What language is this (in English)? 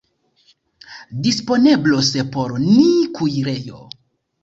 Esperanto